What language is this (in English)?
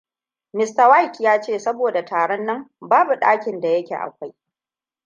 Hausa